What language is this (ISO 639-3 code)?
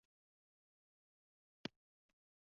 uzb